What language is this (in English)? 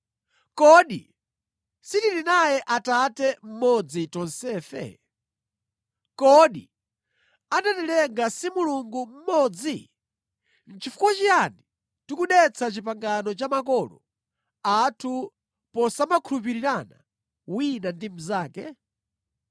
Nyanja